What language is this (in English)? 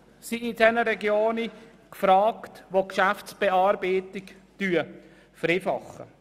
Swiss German